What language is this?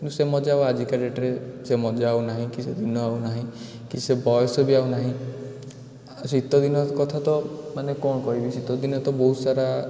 Odia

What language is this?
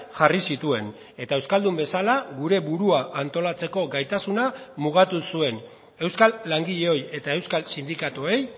Basque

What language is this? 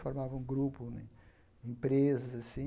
Portuguese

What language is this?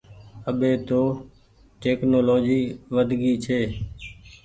Goaria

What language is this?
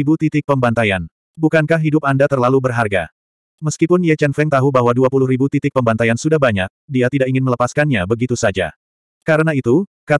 Indonesian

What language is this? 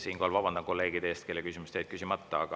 Estonian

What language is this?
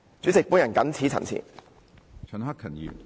Cantonese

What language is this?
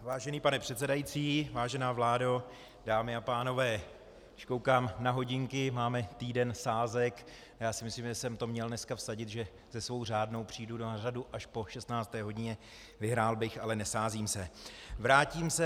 Czech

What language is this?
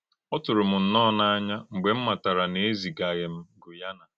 Igbo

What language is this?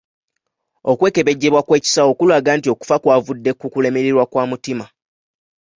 Ganda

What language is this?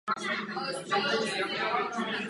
Czech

